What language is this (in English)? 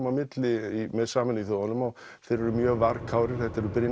Icelandic